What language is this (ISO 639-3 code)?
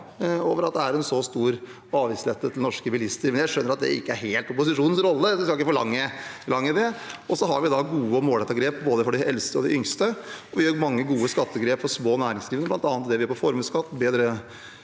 nor